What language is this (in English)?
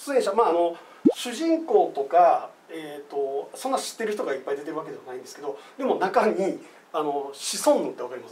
Japanese